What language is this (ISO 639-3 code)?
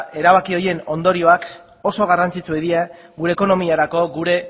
eus